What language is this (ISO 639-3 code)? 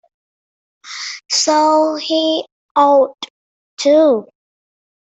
eng